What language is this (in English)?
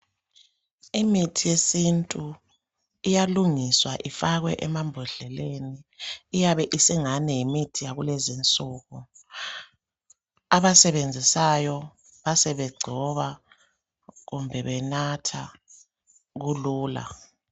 North Ndebele